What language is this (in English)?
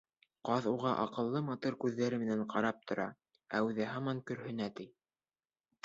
Bashkir